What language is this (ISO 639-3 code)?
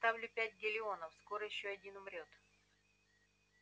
rus